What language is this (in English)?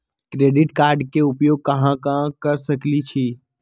Magahi